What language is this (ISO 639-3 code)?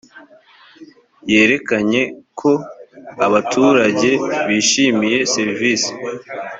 kin